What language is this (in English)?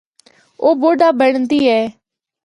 Northern Hindko